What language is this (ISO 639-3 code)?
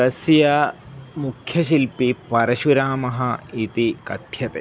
san